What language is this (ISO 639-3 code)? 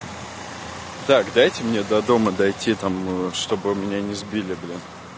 rus